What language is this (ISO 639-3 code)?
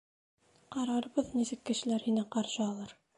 bak